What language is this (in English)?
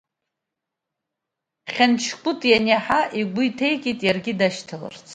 Abkhazian